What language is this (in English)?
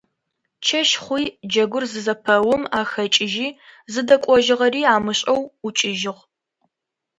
Adyghe